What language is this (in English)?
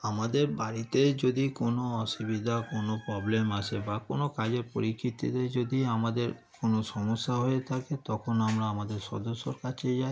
Bangla